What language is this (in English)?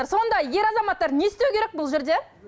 Kazakh